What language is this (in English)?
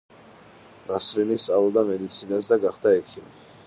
Georgian